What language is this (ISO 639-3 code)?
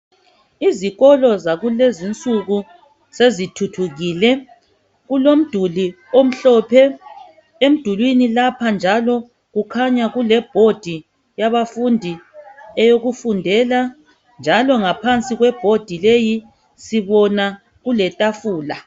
nde